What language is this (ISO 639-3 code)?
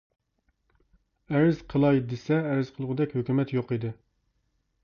uig